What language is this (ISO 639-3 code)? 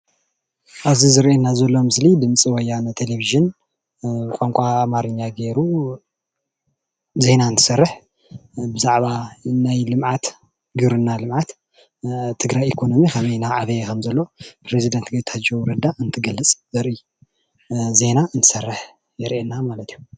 tir